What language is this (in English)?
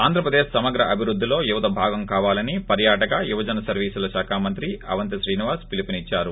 Telugu